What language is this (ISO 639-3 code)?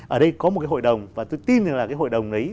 vie